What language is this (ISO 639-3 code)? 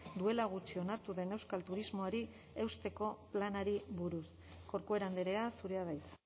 eus